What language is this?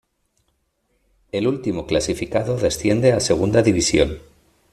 Spanish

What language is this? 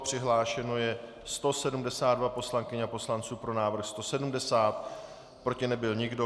Czech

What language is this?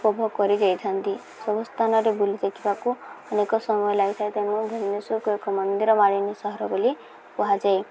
Odia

